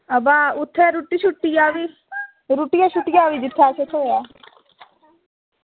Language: Dogri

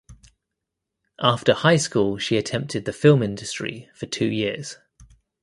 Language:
English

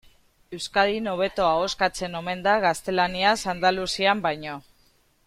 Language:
Basque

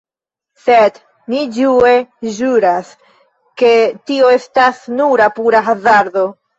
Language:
Esperanto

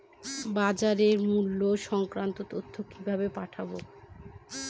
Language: Bangla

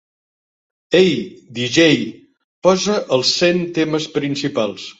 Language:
Catalan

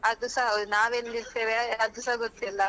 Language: Kannada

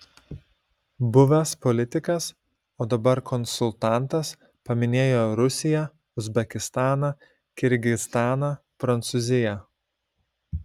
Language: Lithuanian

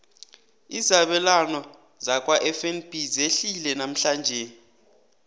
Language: South Ndebele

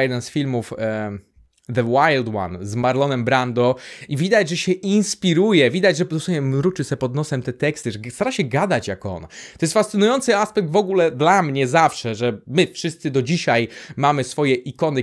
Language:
Polish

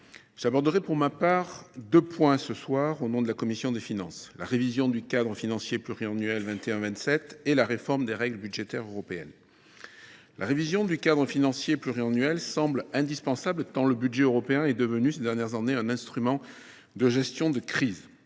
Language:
French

